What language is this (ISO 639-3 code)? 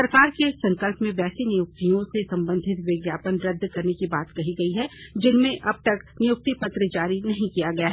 hin